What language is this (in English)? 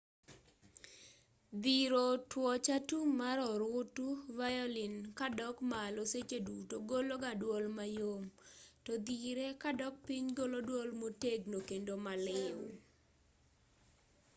Luo (Kenya and Tanzania)